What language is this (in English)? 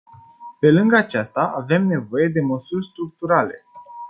Romanian